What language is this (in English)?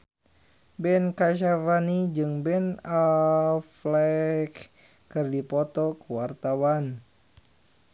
Sundanese